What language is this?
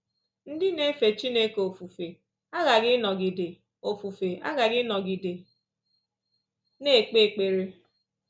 Igbo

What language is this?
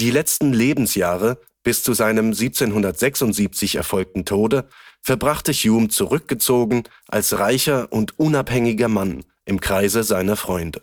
German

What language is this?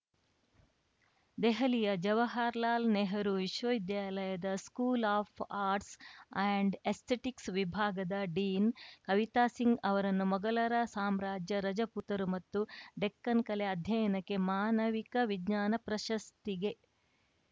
Kannada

